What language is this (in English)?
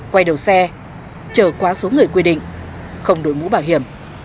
Vietnamese